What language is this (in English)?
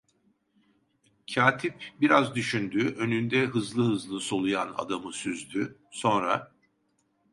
Turkish